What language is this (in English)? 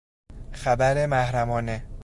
Persian